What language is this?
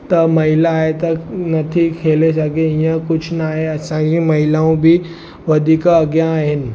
Sindhi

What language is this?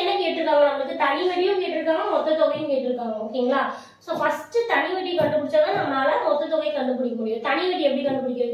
Tamil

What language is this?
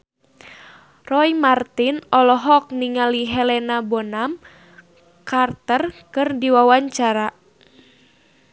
Sundanese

